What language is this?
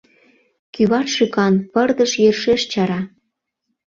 Mari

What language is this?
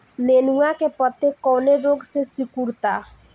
Bhojpuri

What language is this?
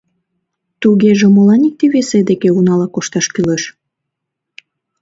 Mari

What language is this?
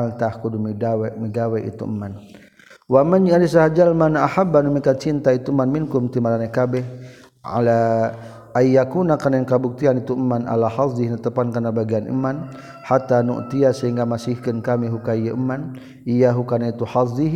Malay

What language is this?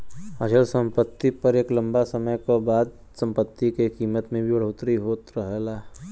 Bhojpuri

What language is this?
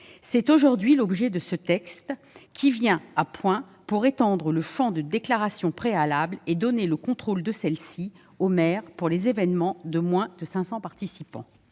French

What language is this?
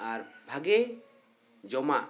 Santali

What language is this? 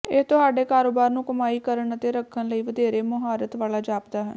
Punjabi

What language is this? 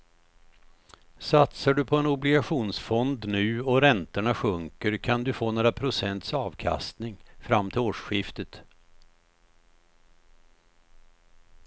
Swedish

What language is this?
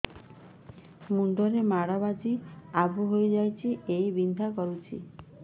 Odia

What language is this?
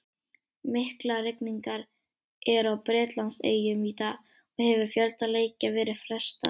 Icelandic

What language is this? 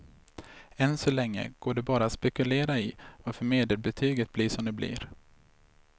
Swedish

